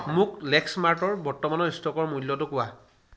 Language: Assamese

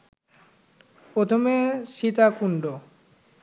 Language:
Bangla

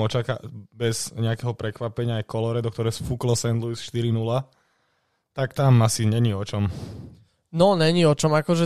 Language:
Slovak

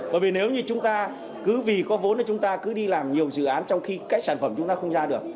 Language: Vietnamese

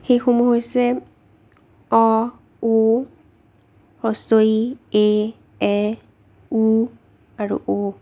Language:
Assamese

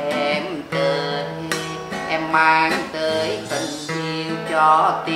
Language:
Vietnamese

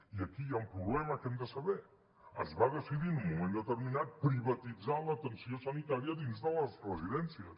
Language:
Catalan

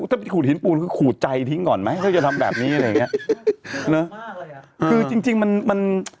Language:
Thai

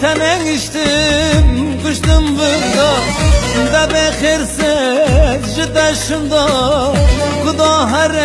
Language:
Turkish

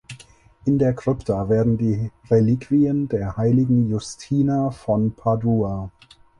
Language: German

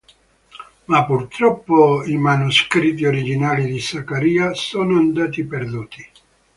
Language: Italian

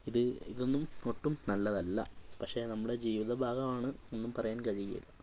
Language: Malayalam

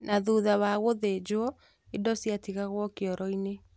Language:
Kikuyu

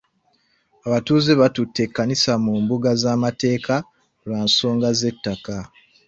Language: Ganda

